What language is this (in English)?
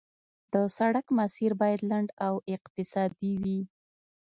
Pashto